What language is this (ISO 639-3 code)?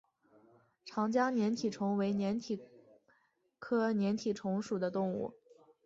zho